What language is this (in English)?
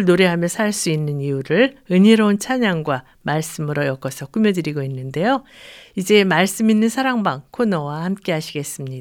Korean